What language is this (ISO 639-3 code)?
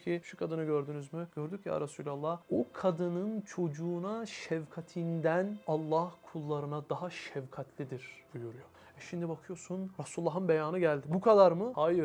tur